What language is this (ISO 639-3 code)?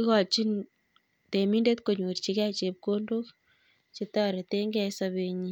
kln